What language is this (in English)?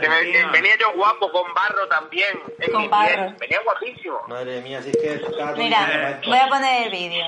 Spanish